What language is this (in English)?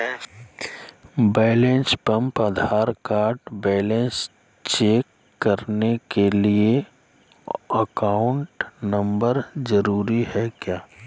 Magahi